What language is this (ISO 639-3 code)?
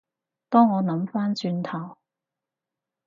yue